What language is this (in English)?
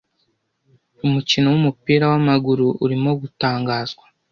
Kinyarwanda